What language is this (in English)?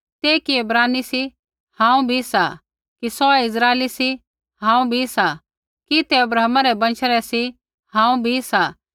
Kullu Pahari